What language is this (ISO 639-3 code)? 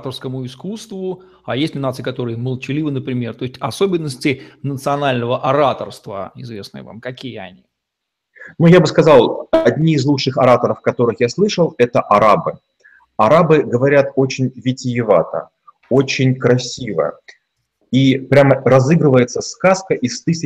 rus